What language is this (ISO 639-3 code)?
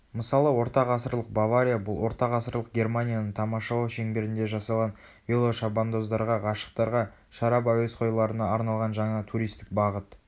kaz